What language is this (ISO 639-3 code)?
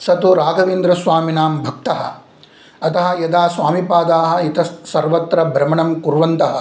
san